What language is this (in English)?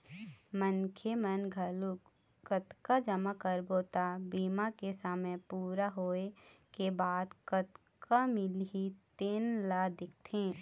Chhattisgarhi